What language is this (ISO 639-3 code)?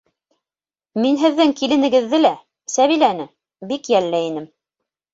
bak